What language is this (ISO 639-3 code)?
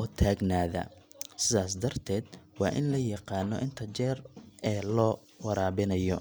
som